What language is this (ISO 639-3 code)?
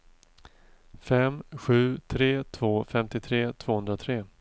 swe